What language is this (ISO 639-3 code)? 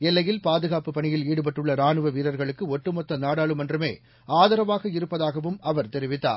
tam